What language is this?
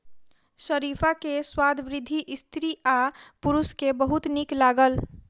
Maithili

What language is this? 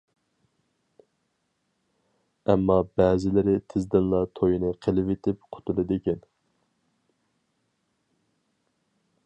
Uyghur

